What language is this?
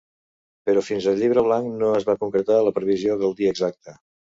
Catalan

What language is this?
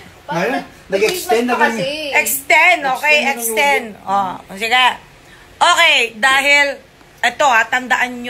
Filipino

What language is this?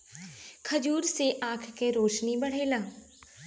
Bhojpuri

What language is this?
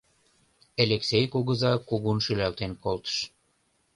Mari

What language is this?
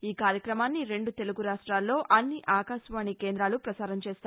Telugu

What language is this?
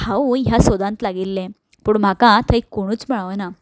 Konkani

